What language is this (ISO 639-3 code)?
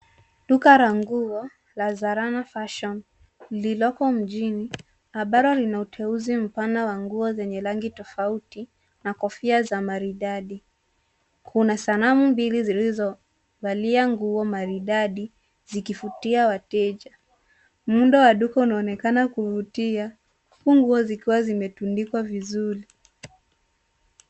swa